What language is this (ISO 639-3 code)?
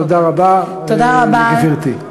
heb